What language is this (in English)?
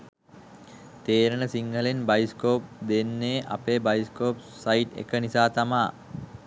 Sinhala